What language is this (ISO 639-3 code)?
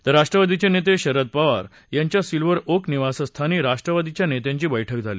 mar